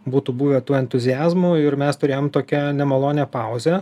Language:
Lithuanian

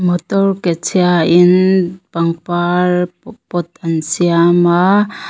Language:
Mizo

